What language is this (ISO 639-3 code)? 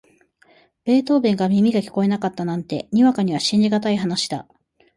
jpn